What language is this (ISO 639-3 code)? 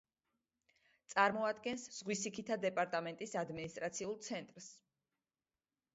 kat